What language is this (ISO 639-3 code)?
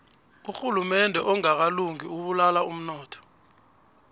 nbl